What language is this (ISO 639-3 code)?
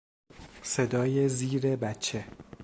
fas